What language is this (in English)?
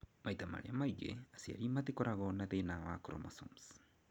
Kikuyu